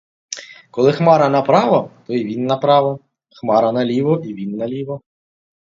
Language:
Ukrainian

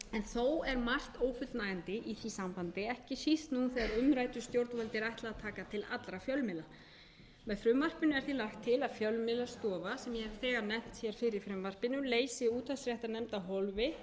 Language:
Icelandic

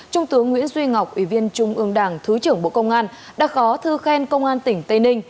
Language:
Vietnamese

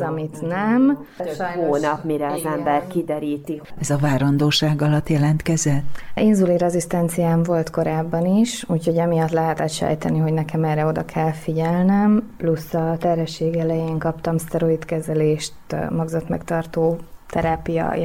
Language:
Hungarian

